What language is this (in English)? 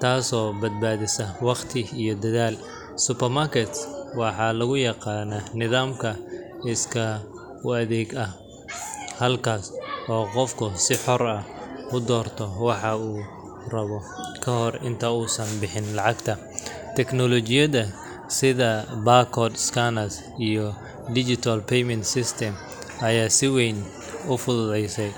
Somali